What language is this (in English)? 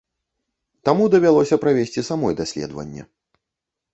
Belarusian